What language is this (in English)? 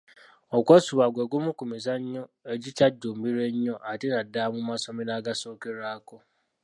Ganda